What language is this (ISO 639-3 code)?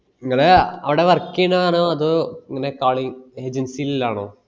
mal